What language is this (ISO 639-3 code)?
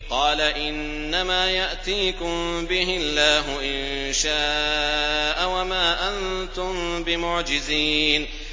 ara